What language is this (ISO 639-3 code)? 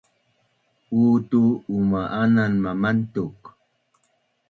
bnn